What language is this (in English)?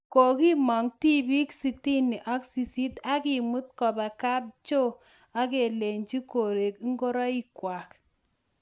Kalenjin